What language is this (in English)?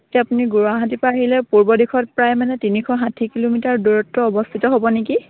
Assamese